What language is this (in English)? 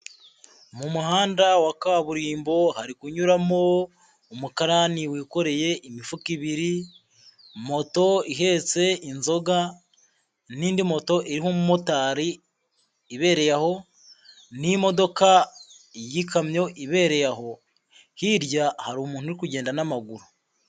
Kinyarwanda